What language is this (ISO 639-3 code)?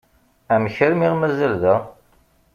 kab